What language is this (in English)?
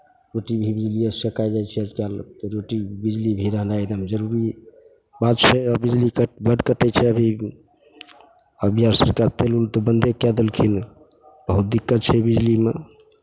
Maithili